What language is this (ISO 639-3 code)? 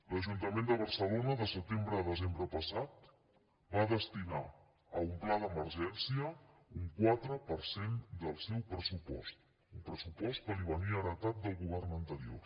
cat